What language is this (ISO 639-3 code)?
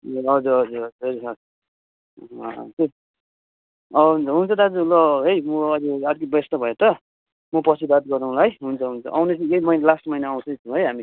nep